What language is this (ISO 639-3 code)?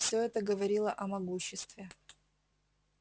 rus